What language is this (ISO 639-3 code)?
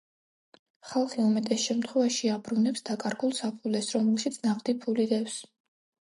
kat